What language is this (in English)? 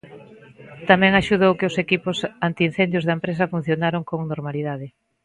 Galician